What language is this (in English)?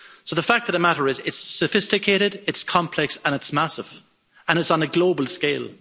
English